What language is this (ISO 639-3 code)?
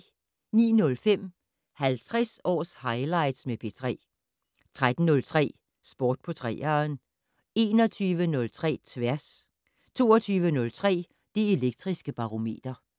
dan